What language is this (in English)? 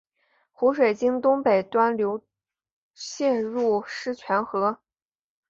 Chinese